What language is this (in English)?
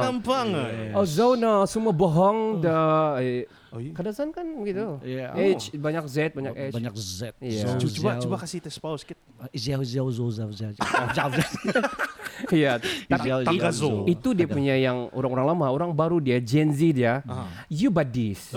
Malay